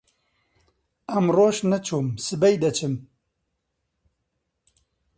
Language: Central Kurdish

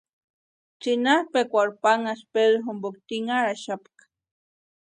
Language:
Western Highland Purepecha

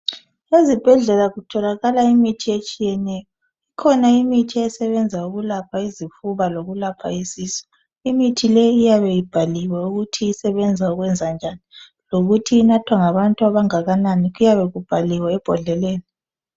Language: North Ndebele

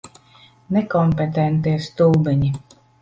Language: Latvian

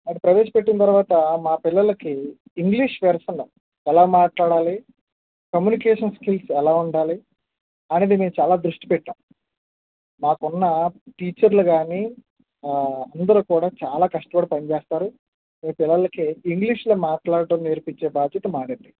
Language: Telugu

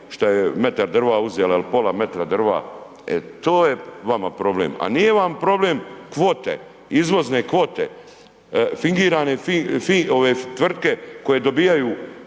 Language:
Croatian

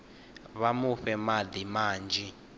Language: Venda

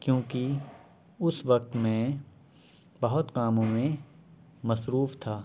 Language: Urdu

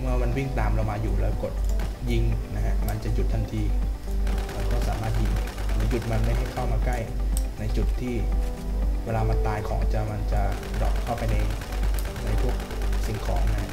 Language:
Thai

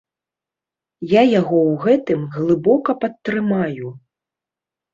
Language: Belarusian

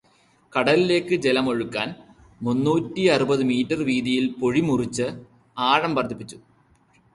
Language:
Malayalam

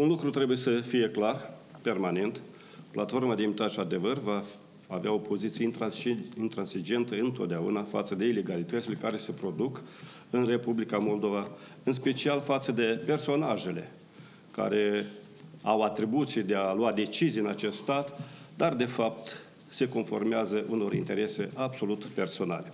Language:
Romanian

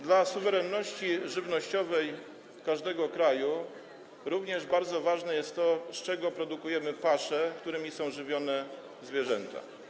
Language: Polish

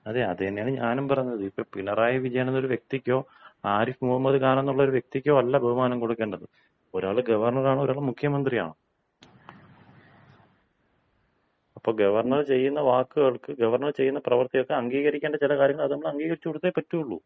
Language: Malayalam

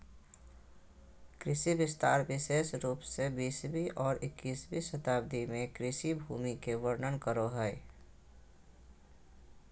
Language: Magahi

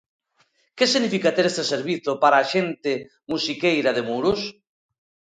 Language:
Galician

